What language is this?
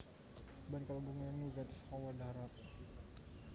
Javanese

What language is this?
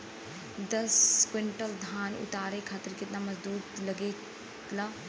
Bhojpuri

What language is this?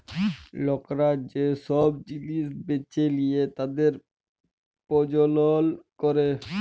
Bangla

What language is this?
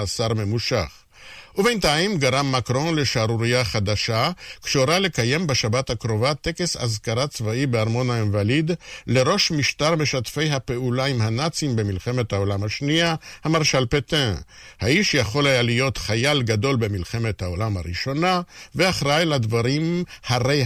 Hebrew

